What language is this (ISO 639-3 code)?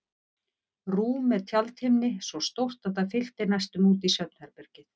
isl